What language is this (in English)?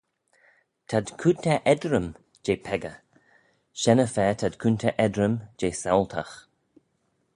Manx